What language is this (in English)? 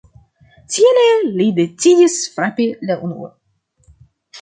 Esperanto